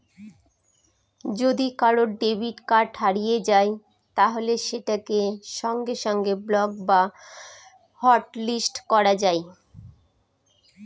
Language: Bangla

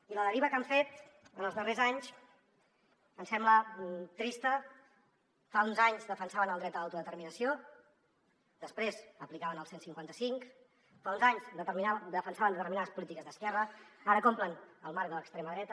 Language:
Catalan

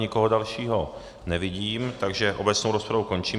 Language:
Czech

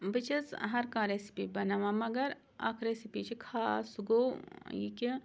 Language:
Kashmiri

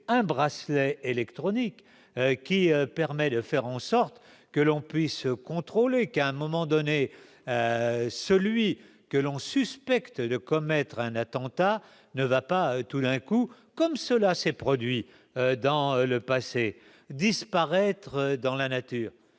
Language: French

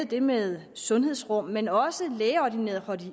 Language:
Danish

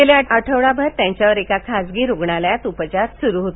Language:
Marathi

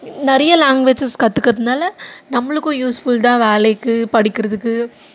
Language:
Tamil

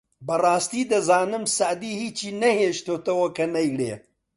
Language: Central Kurdish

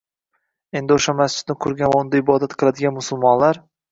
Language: Uzbek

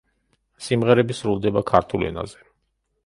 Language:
Georgian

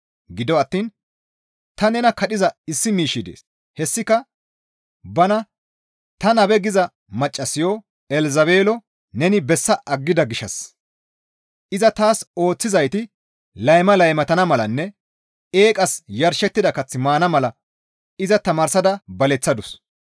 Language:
Gamo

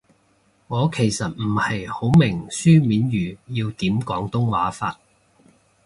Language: Cantonese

